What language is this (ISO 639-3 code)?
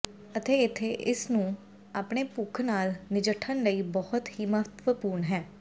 pan